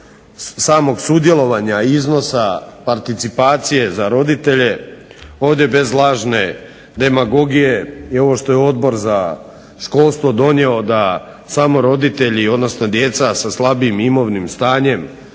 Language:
Croatian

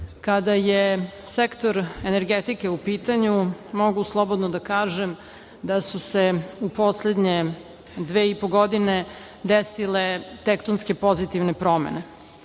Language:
Serbian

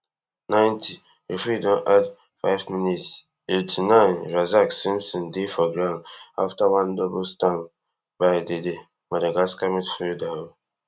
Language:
Nigerian Pidgin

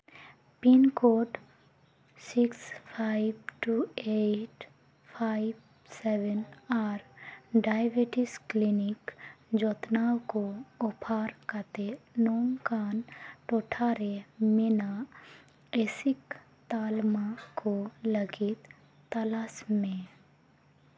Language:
Santali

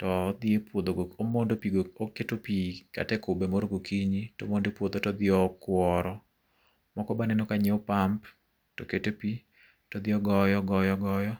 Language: Luo (Kenya and Tanzania)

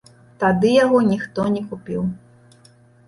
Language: Belarusian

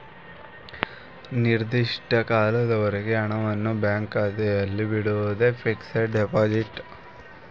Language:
Kannada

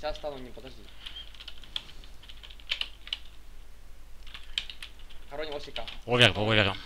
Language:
Russian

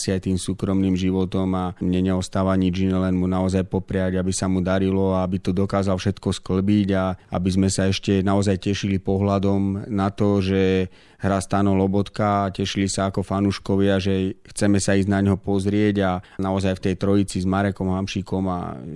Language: Slovak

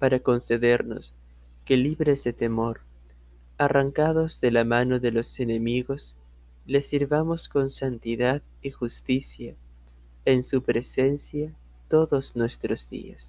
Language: Spanish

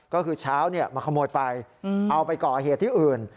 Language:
Thai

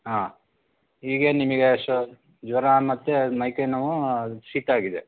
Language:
Kannada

